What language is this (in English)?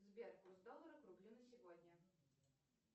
Russian